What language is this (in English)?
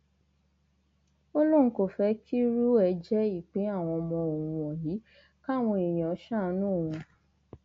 Yoruba